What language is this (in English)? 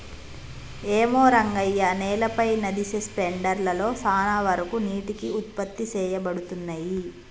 Telugu